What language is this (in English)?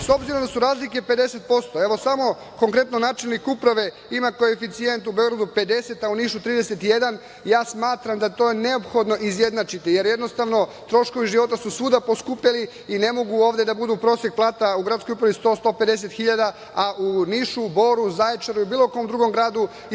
Serbian